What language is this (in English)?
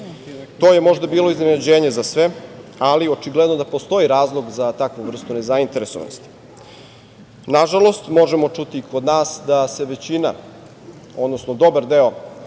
Serbian